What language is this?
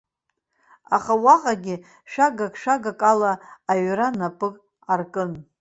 Abkhazian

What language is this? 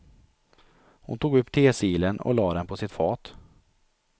Swedish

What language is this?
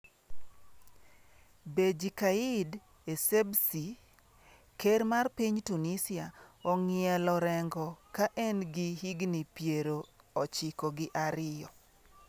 Luo (Kenya and Tanzania)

